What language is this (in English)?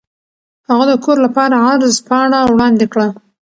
Pashto